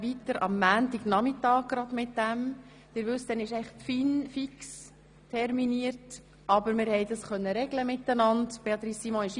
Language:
Swiss German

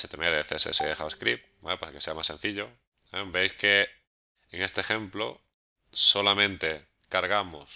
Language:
Spanish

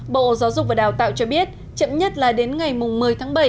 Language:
Vietnamese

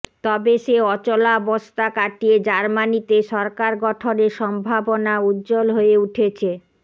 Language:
Bangla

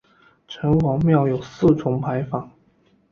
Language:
Chinese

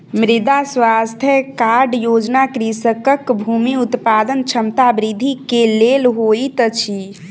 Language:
Maithili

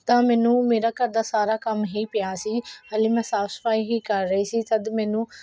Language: Punjabi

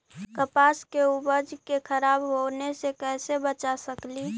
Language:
Magahi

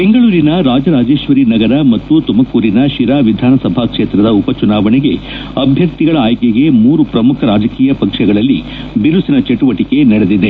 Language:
Kannada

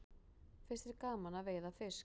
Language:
Icelandic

